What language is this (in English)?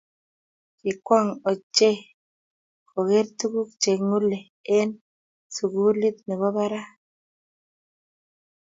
Kalenjin